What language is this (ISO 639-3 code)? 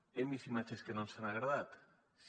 cat